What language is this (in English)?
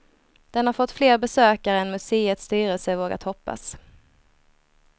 Swedish